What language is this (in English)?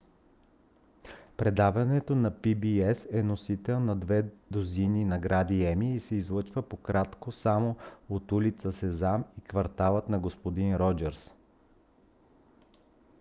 Bulgarian